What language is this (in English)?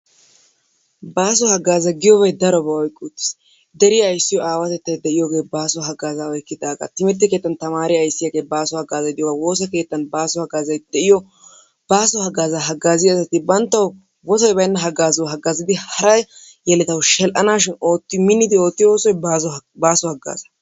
Wolaytta